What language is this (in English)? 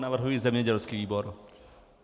Czech